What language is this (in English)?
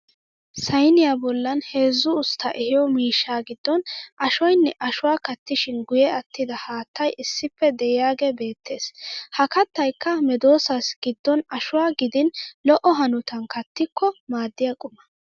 Wolaytta